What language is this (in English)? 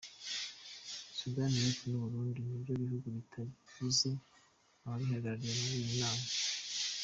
Kinyarwanda